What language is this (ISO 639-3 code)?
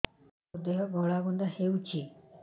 ori